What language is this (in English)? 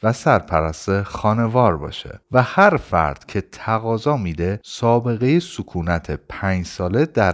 Persian